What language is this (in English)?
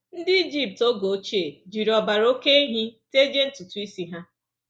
Igbo